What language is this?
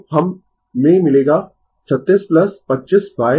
Hindi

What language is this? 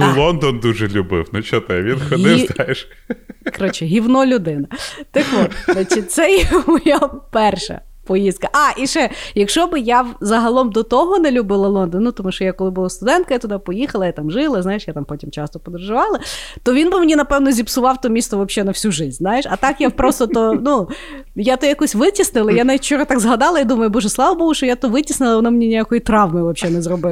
Ukrainian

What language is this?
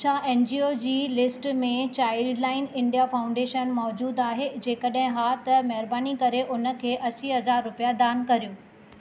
Sindhi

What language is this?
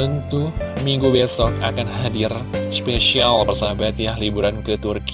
Indonesian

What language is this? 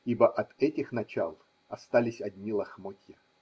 Russian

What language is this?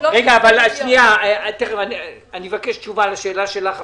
Hebrew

